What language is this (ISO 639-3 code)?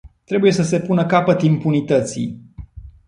ron